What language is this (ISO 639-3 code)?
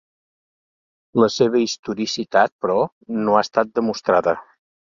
cat